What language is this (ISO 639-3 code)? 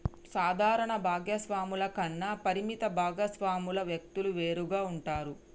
tel